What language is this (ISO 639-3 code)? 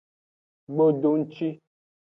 ajg